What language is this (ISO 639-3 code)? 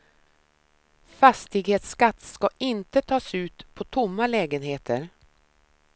swe